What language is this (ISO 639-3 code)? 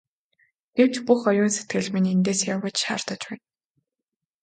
mon